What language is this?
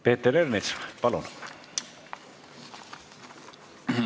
Estonian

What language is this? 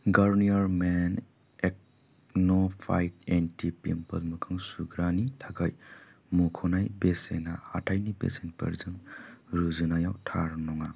Bodo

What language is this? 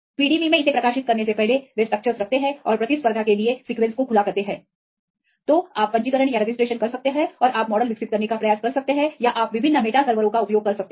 Hindi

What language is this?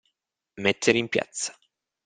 Italian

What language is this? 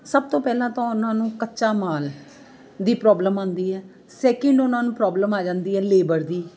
Punjabi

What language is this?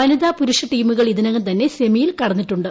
Malayalam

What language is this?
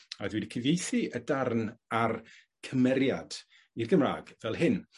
Welsh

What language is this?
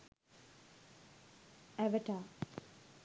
Sinhala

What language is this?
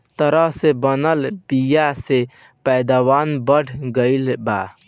Bhojpuri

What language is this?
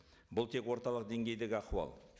Kazakh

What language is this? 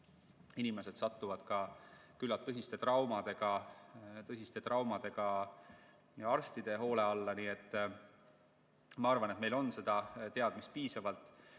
Estonian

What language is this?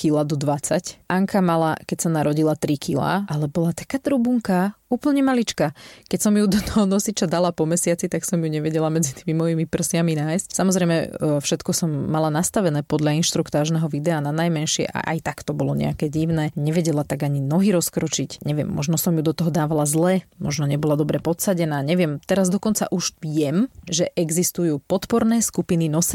Slovak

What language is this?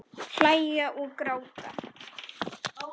Icelandic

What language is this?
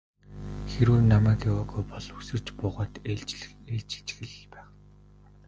Mongolian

